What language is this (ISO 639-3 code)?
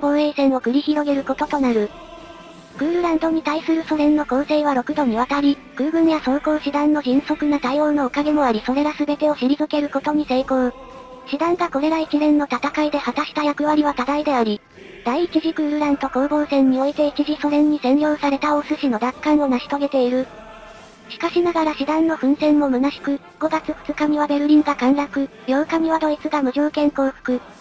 jpn